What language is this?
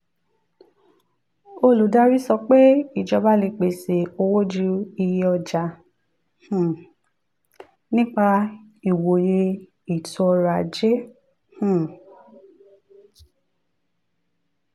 Yoruba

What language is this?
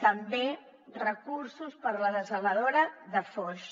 Catalan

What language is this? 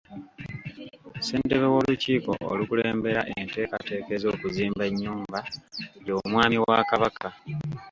Ganda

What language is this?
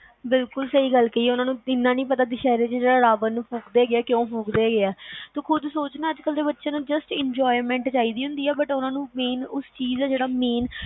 Punjabi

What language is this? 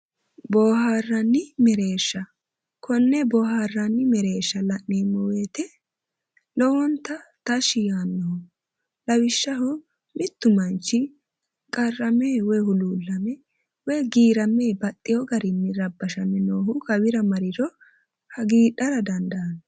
Sidamo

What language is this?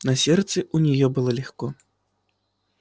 Russian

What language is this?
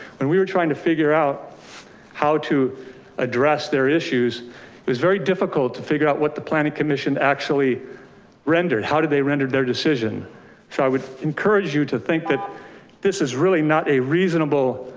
English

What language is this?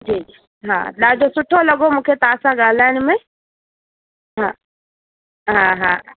Sindhi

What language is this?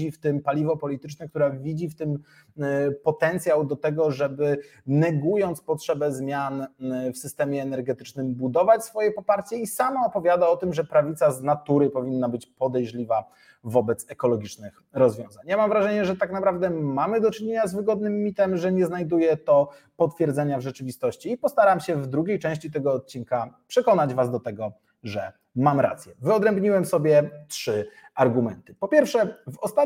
Polish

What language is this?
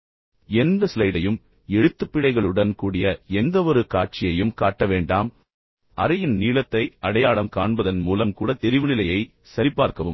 Tamil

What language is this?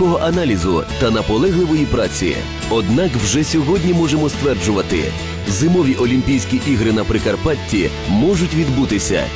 Ukrainian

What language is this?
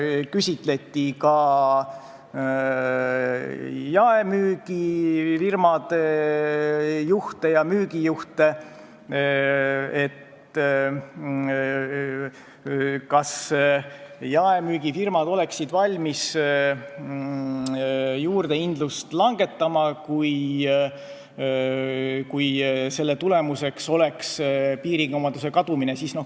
Estonian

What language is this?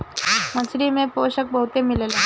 Bhojpuri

